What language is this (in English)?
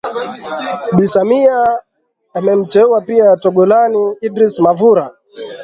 Swahili